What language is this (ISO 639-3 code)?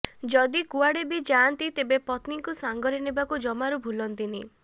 ori